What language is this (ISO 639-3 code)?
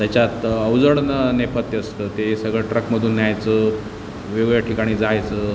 mar